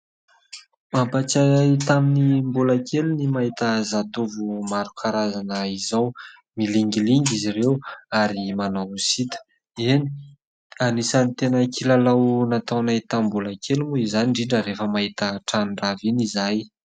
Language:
Malagasy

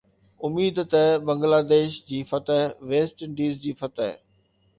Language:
Sindhi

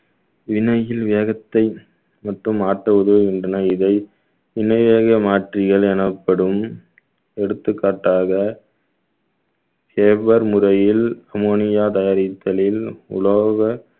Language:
Tamil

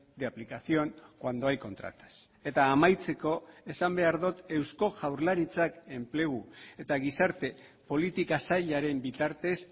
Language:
Basque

